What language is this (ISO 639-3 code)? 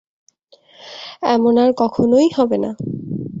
ben